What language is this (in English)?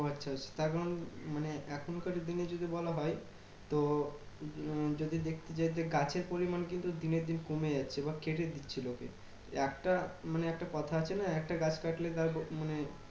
Bangla